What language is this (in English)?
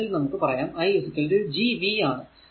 Malayalam